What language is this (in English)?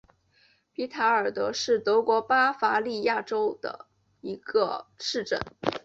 Chinese